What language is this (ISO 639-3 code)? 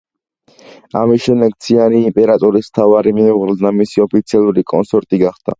kat